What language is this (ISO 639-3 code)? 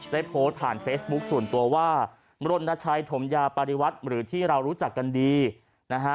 tha